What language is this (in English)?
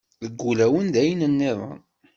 Kabyle